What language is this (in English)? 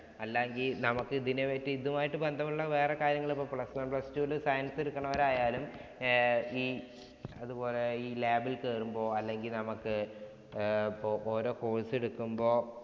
Malayalam